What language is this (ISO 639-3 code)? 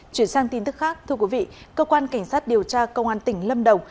vie